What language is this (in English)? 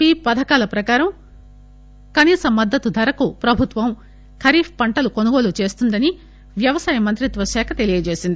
Telugu